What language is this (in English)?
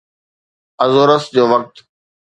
Sindhi